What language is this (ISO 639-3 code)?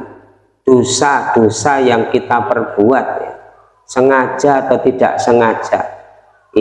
ind